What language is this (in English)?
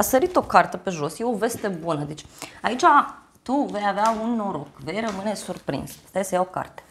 Romanian